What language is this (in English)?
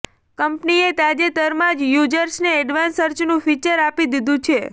Gujarati